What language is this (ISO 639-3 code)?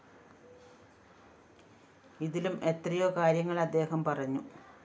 mal